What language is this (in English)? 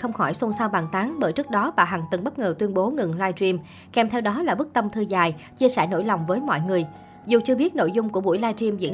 Vietnamese